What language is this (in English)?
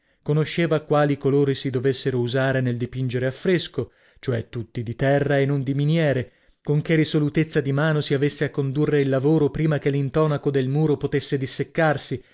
Italian